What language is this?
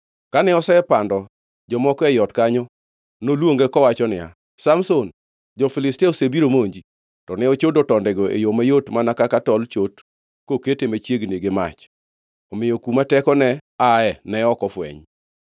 Luo (Kenya and Tanzania)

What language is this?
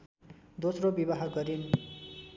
Nepali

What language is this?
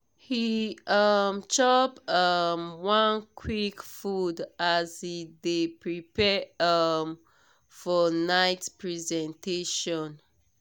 Nigerian Pidgin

